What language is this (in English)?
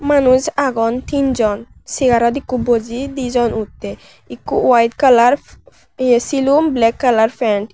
Chakma